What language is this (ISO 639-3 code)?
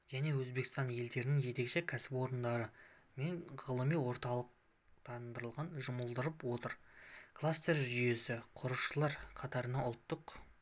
kaz